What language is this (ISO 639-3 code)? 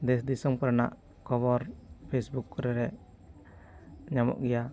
sat